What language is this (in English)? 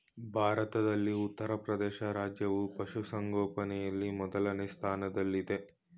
Kannada